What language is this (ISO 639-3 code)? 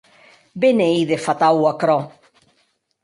oci